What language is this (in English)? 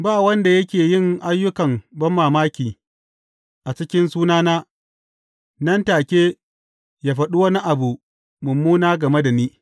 Hausa